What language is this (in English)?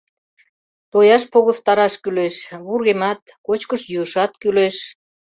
Mari